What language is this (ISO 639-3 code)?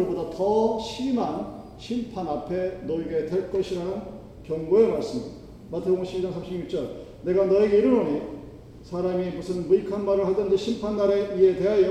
kor